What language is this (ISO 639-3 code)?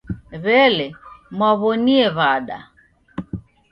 dav